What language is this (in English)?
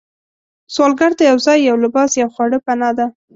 Pashto